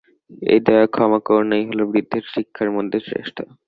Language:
Bangla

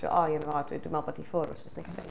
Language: Welsh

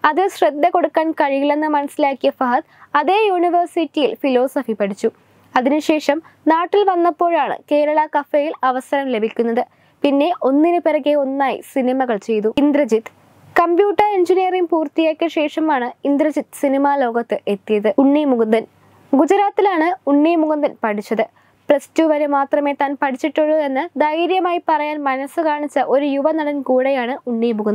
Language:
Malayalam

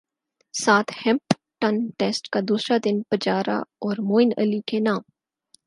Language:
Urdu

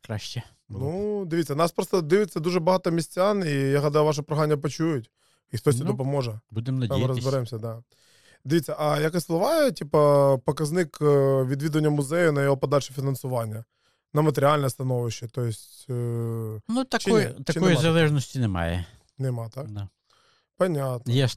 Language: Ukrainian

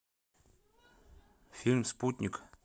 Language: Russian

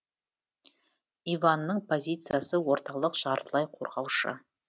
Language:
Kazakh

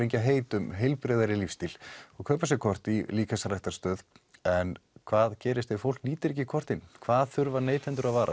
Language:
Icelandic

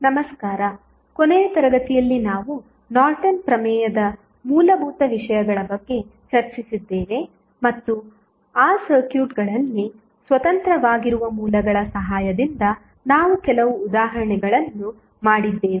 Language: Kannada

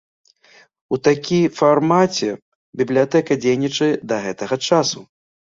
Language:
Belarusian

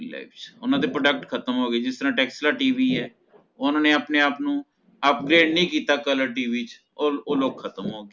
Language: Punjabi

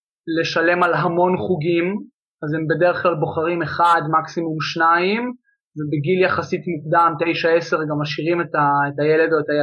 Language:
Hebrew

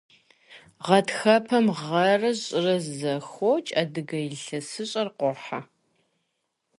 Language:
Kabardian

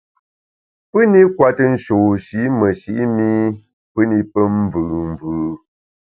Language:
Bamun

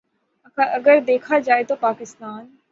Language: Urdu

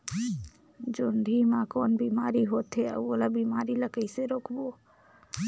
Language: Chhattisgarhi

